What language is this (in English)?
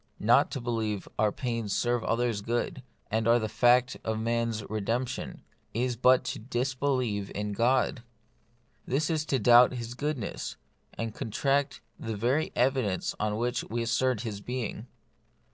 English